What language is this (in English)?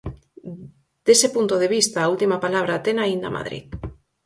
Galician